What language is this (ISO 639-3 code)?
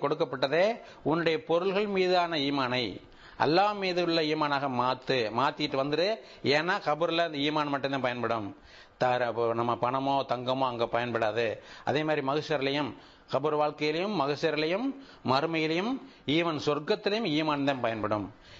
tam